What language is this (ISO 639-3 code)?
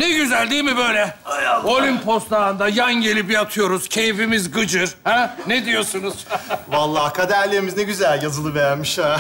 tur